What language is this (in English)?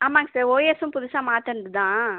Tamil